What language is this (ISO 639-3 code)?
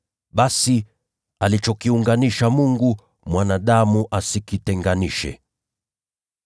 swa